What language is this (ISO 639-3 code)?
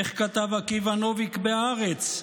heb